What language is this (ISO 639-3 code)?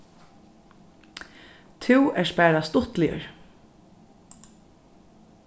fao